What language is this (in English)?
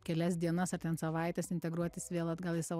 Lithuanian